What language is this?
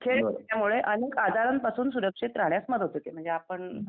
Marathi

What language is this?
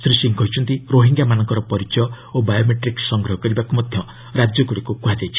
Odia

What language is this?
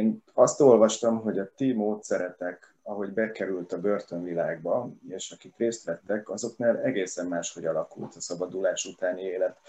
Hungarian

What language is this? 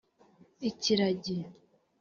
Kinyarwanda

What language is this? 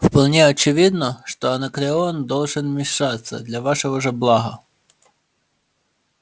Russian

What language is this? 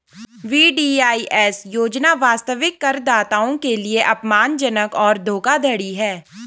Hindi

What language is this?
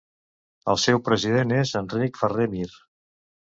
Catalan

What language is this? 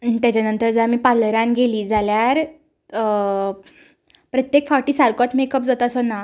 Konkani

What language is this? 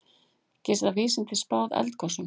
Icelandic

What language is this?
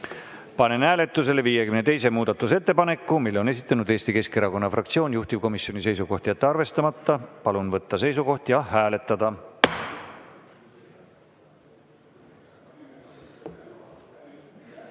Estonian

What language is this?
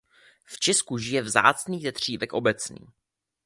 Czech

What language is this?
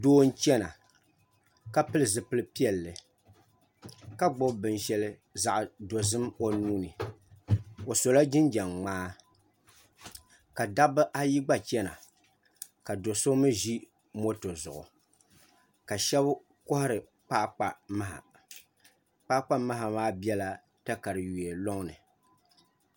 Dagbani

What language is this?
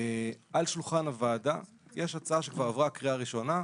Hebrew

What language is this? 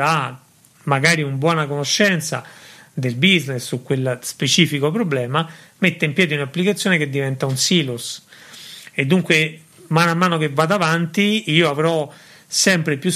Italian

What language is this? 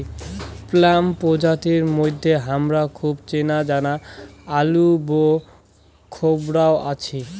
Bangla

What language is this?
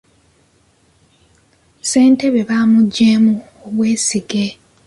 Ganda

